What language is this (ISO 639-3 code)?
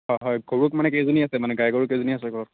asm